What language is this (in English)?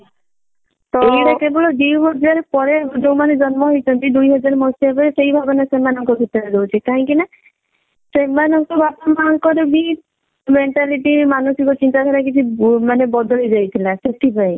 Odia